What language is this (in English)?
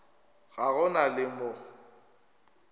Northern Sotho